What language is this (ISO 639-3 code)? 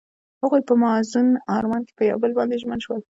pus